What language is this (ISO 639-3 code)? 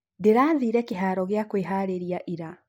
kik